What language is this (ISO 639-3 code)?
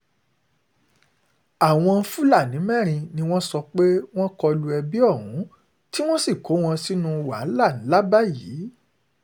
yor